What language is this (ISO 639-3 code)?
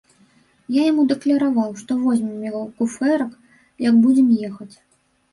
bel